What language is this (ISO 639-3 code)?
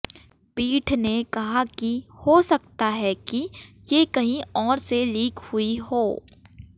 hin